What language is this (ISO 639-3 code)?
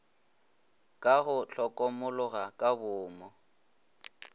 nso